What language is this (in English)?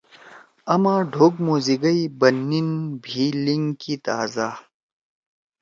Torwali